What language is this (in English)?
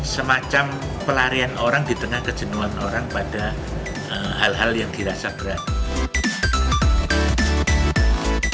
Indonesian